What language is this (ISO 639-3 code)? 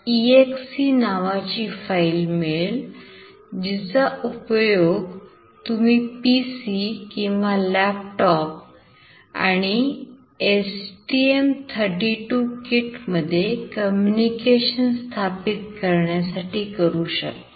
mar